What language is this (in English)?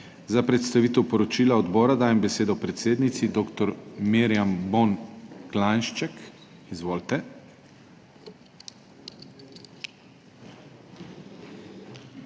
Slovenian